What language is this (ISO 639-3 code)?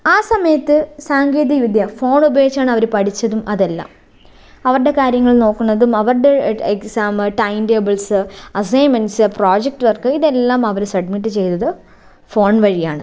mal